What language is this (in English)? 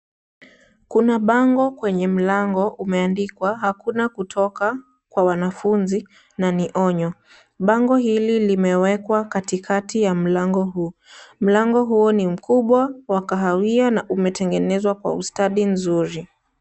Swahili